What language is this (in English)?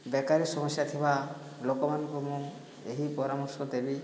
Odia